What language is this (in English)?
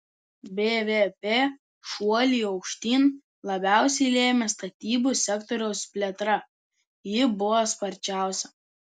Lithuanian